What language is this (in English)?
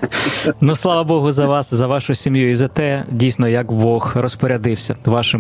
Ukrainian